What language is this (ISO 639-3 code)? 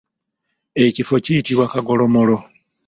lug